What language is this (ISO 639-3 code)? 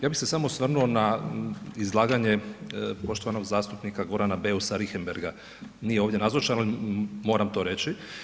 hrv